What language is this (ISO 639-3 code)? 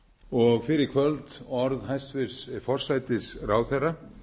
isl